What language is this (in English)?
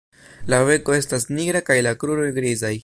Esperanto